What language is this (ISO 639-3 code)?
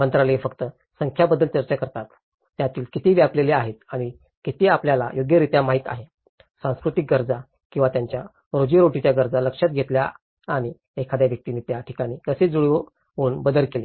mar